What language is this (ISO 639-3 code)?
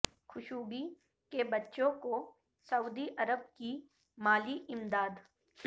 urd